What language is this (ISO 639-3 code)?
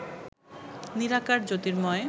ben